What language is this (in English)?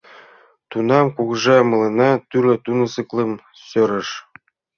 Mari